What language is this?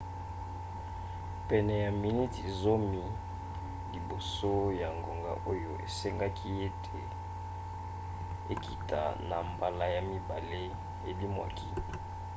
Lingala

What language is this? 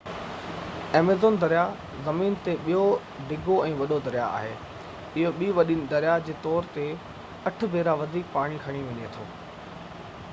Sindhi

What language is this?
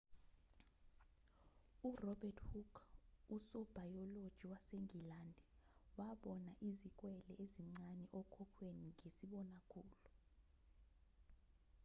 Zulu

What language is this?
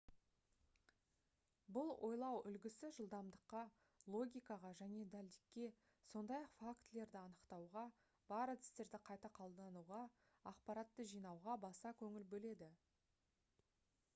Kazakh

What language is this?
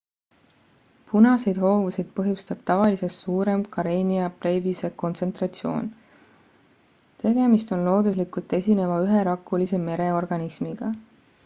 Estonian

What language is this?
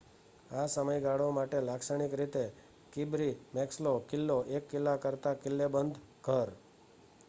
Gujarati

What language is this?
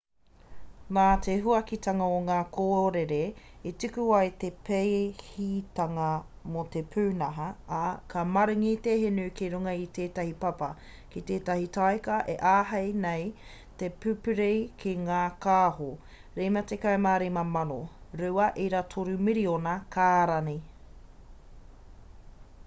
Māori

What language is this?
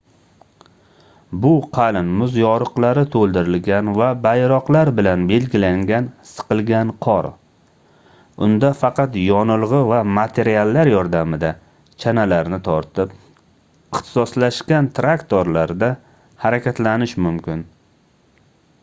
Uzbek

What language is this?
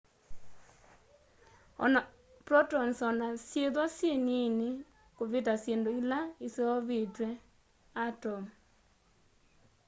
Kamba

